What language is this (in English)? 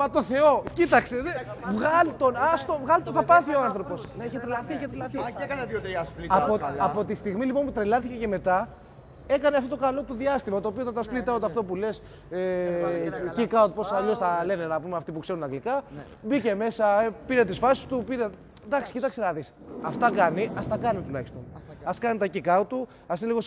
Greek